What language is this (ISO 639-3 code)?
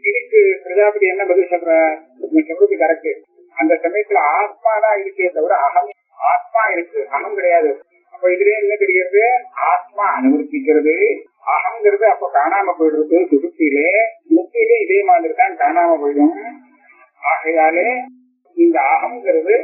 tam